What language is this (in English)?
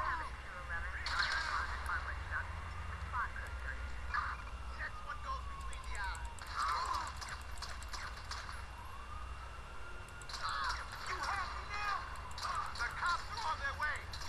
Russian